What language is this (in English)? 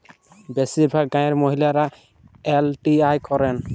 Bangla